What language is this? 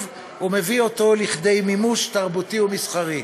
Hebrew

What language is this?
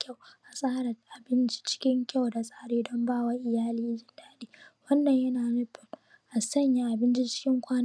Hausa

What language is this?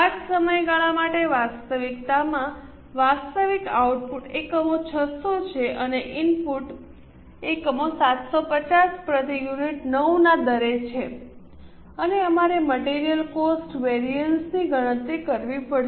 Gujarati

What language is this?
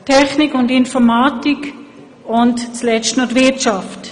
Swiss German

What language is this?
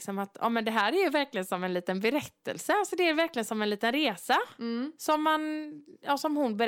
Swedish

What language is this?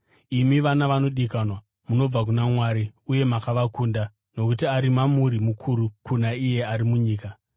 Shona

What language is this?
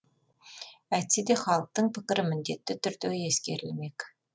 Kazakh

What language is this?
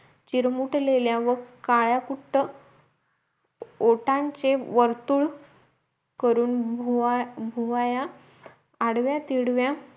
Marathi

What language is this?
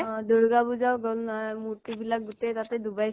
Assamese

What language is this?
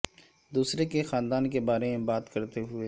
Urdu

